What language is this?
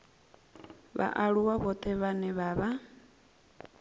Venda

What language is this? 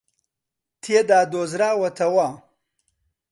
Central Kurdish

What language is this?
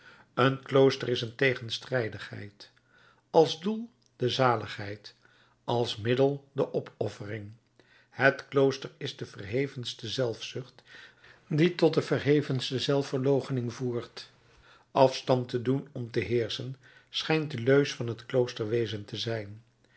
Dutch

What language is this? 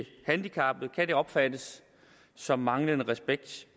Danish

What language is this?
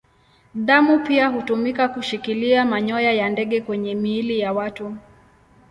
Swahili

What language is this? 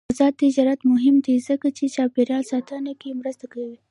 Pashto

